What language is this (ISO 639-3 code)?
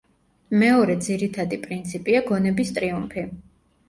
kat